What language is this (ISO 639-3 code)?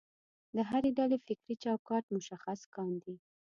pus